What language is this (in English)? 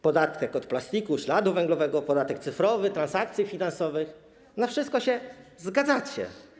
Polish